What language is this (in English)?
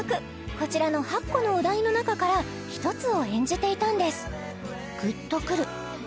Japanese